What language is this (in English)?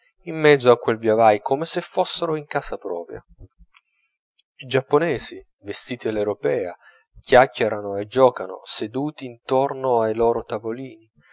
Italian